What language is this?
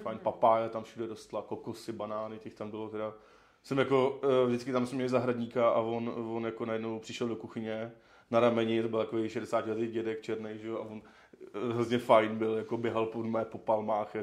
Czech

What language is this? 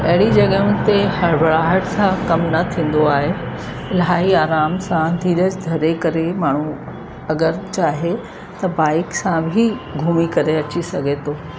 Sindhi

